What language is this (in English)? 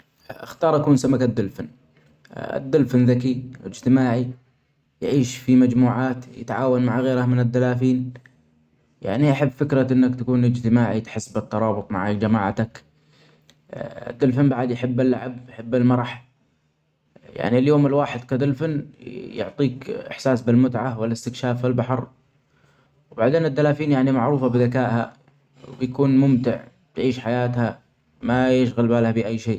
Omani Arabic